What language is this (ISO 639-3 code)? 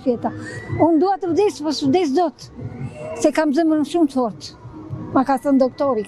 ron